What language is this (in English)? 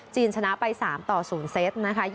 Thai